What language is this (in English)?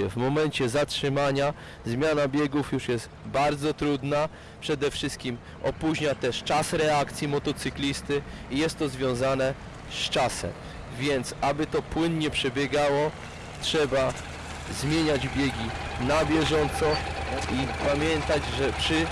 Polish